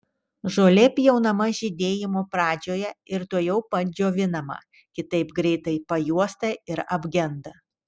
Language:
Lithuanian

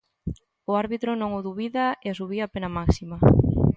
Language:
Galician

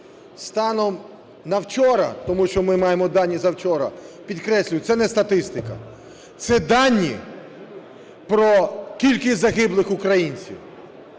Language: Ukrainian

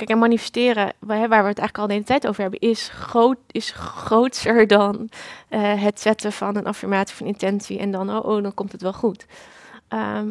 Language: Dutch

